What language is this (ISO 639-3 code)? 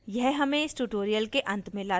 hin